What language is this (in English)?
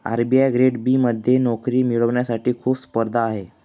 Marathi